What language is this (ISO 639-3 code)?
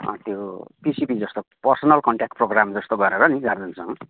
nep